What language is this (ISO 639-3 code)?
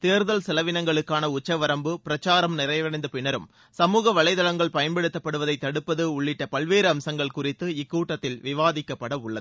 tam